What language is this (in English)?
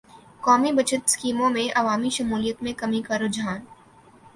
Urdu